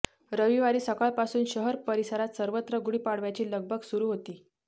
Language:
Marathi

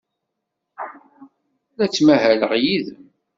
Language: Kabyle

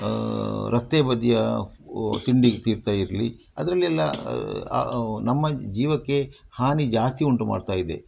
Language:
Kannada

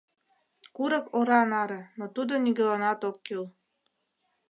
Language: Mari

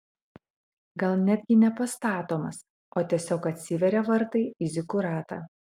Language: Lithuanian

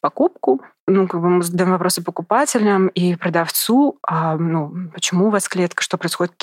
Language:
Russian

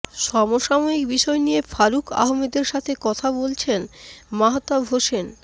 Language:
Bangla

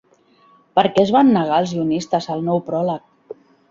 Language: Catalan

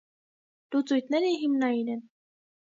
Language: Armenian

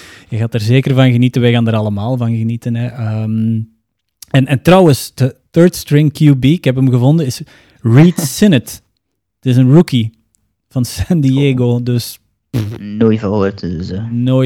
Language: Dutch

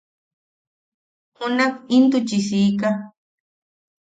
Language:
Yaqui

